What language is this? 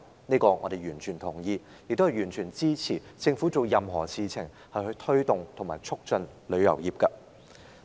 Cantonese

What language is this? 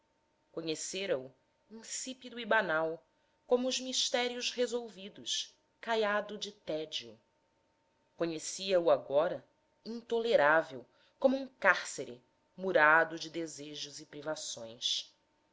Portuguese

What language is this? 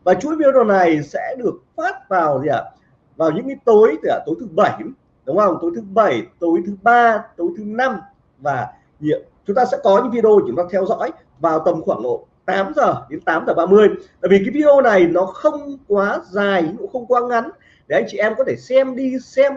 Vietnamese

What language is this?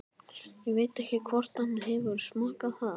Icelandic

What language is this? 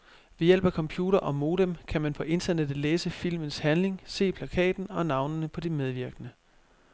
Danish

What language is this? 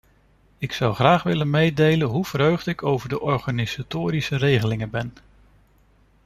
Dutch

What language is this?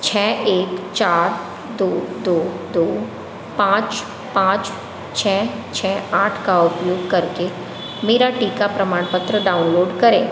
Hindi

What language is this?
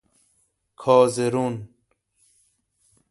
Persian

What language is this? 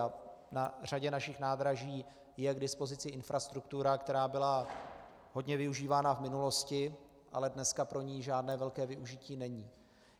Czech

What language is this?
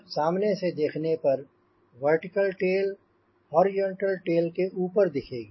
Hindi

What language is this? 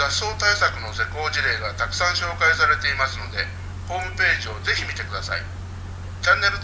Japanese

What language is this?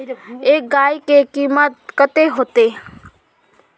Magahi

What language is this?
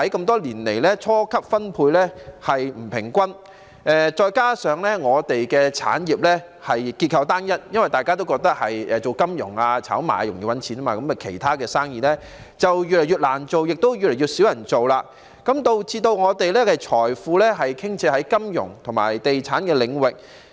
Cantonese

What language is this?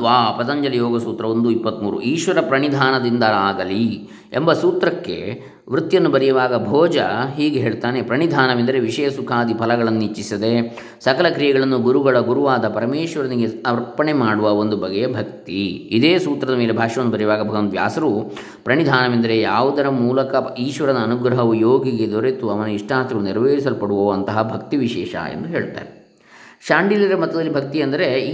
Kannada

